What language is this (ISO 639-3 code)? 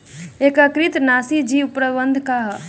bho